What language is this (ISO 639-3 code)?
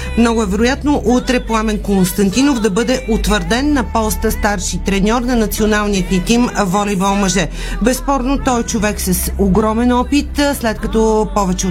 bul